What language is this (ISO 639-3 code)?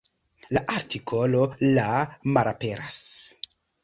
epo